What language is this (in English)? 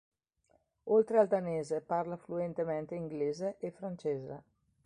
Italian